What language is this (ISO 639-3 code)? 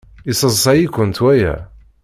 kab